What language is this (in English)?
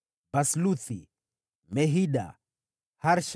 Swahili